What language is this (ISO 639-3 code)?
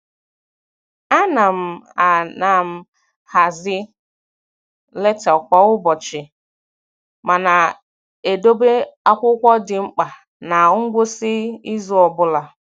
ibo